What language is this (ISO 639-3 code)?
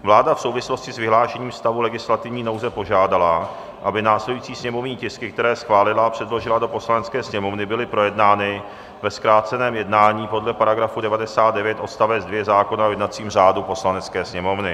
ces